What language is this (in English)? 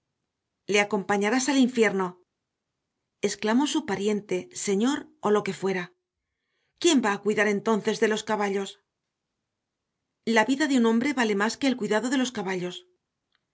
Spanish